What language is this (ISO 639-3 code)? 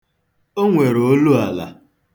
ibo